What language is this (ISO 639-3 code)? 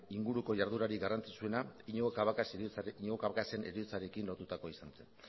eus